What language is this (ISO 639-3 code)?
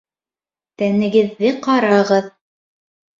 bak